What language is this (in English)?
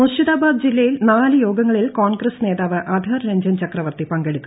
Malayalam